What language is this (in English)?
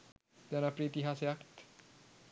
Sinhala